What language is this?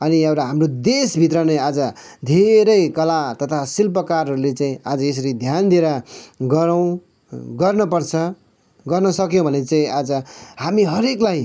Nepali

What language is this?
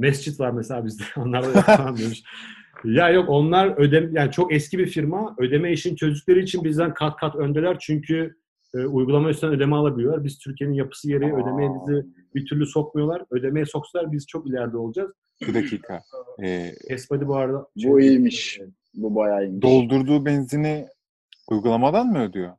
Turkish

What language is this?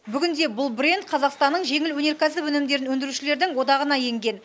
Kazakh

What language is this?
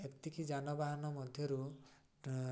Odia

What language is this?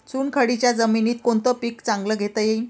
Marathi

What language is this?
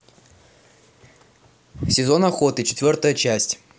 Russian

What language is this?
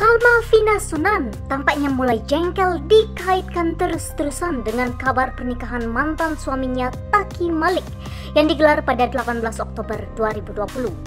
Indonesian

